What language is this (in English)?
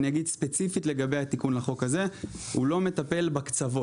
Hebrew